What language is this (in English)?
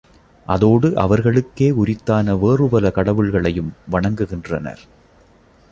Tamil